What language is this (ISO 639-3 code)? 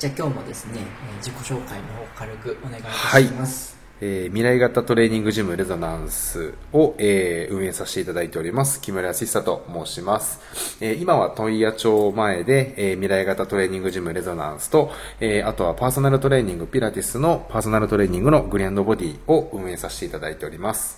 jpn